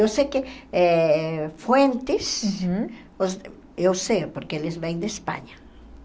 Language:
Portuguese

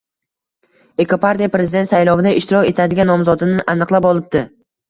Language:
Uzbek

